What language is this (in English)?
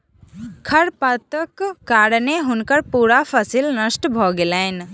Maithili